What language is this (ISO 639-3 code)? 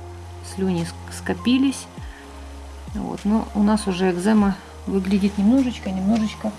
rus